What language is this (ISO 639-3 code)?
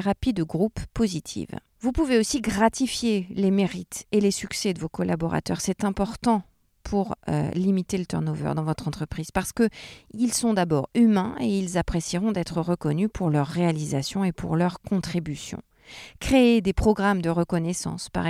fra